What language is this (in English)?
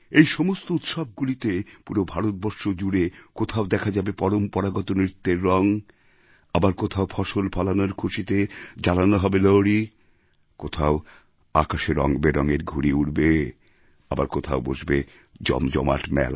Bangla